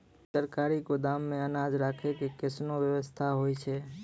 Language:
Maithili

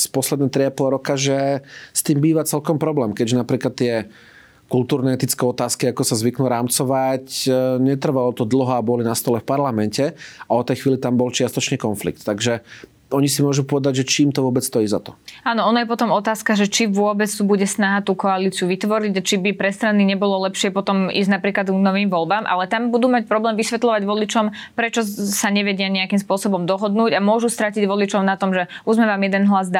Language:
Slovak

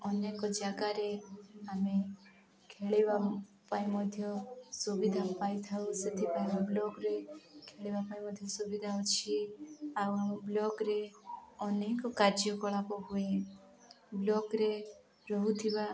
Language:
Odia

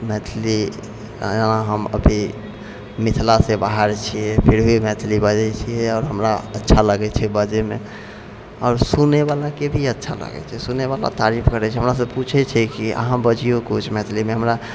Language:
Maithili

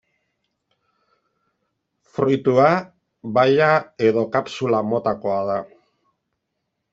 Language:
Basque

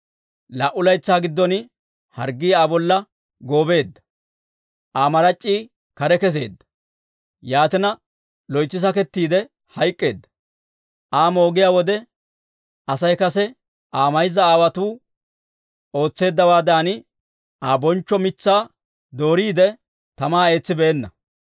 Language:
Dawro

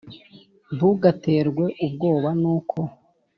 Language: Kinyarwanda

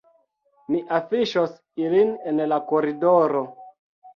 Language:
Esperanto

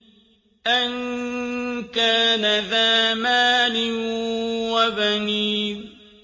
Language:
Arabic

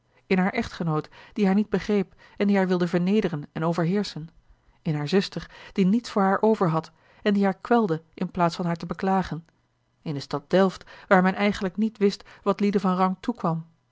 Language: Dutch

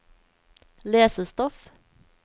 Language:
Norwegian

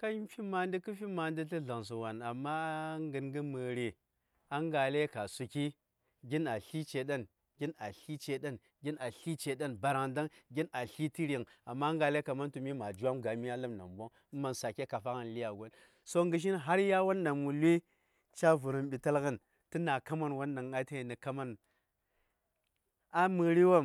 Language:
Saya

